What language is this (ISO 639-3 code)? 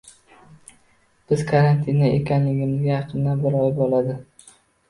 uzb